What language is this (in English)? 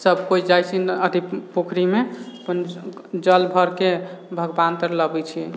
Maithili